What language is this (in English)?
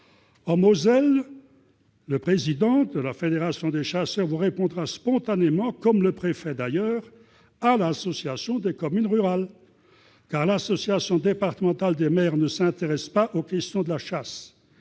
French